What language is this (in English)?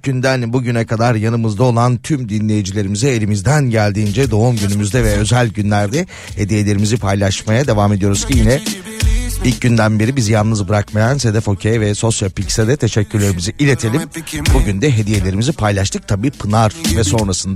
Turkish